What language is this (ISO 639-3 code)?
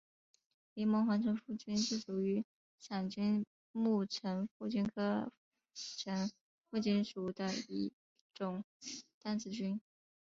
zho